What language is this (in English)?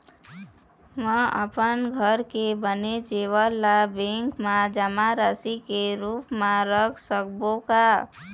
Chhattisgarhi